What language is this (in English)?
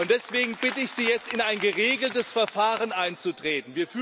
German